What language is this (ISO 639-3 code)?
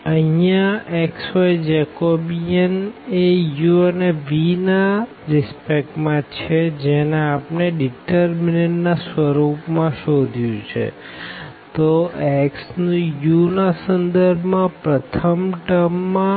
guj